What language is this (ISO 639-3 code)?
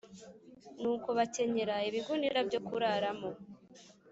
kin